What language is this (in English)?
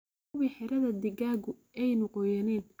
Somali